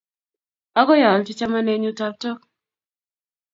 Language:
Kalenjin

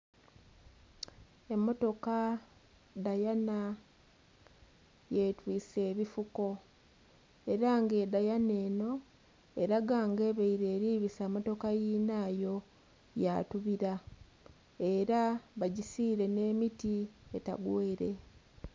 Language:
Soga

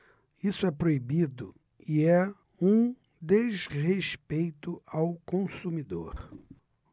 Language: Portuguese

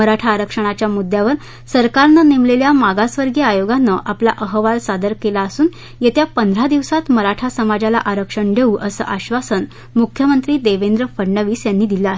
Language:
Marathi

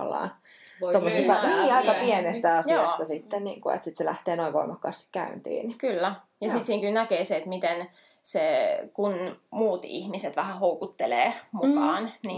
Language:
Finnish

